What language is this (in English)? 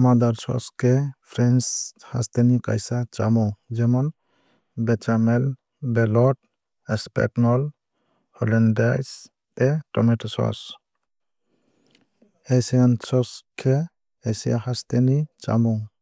Kok Borok